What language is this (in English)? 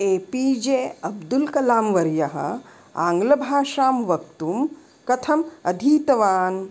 Sanskrit